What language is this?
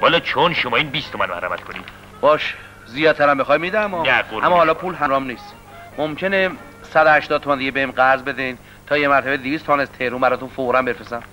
Persian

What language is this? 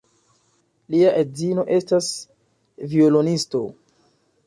Esperanto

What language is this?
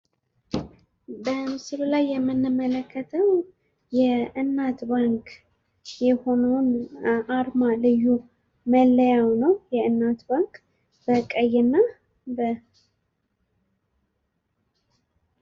Amharic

